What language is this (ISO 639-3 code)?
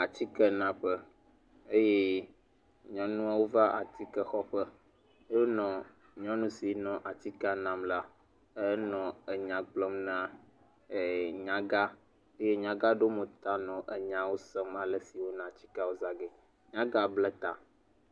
ewe